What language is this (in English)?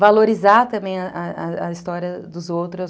Portuguese